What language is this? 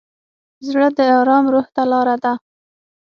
Pashto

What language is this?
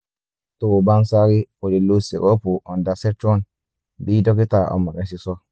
Yoruba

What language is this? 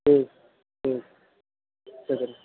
Urdu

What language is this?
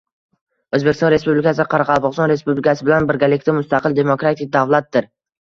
Uzbek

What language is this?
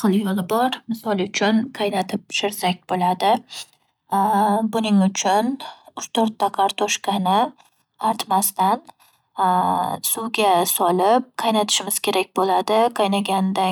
Uzbek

